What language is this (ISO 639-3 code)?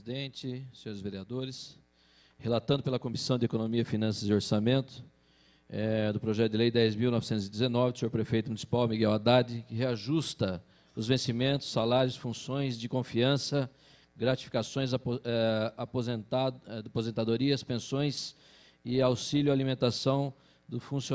por